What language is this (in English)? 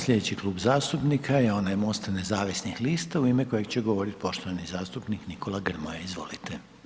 Croatian